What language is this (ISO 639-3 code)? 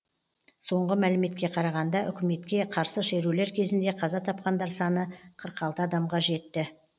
kaz